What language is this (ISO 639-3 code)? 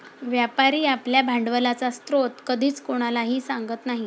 mar